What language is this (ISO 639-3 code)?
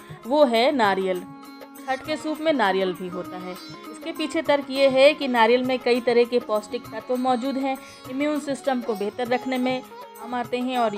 hin